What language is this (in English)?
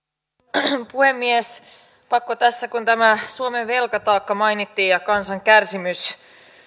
Finnish